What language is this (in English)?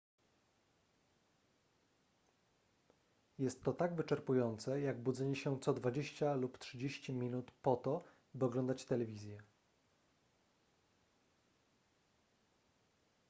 Polish